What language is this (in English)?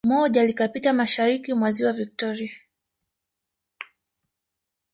Swahili